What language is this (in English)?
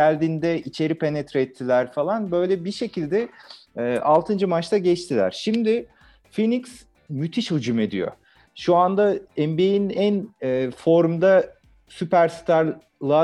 Turkish